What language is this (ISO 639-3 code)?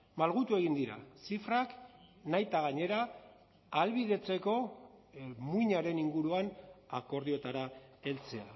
eus